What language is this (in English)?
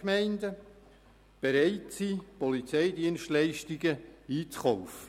Swiss German